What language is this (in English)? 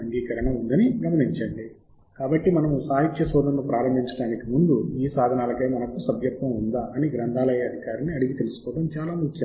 Telugu